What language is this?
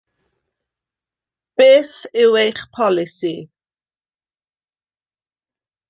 Welsh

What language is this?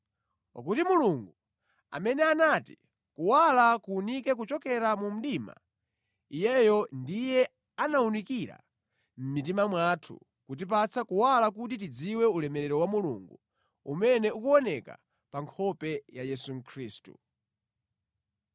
Nyanja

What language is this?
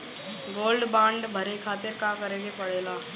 Bhojpuri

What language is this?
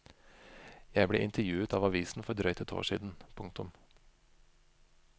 Norwegian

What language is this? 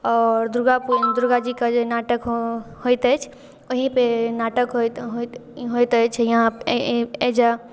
Maithili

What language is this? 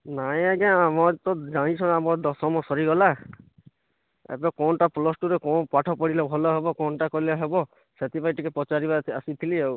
Odia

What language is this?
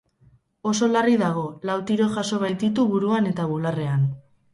Basque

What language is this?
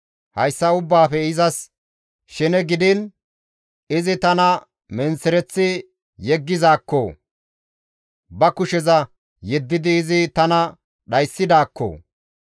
Gamo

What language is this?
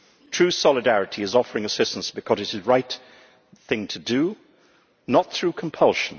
English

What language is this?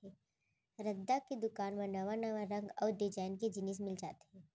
Chhattisgarhi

